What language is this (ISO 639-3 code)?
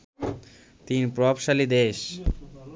ben